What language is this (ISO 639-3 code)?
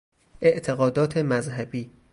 fas